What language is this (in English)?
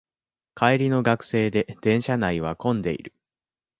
Japanese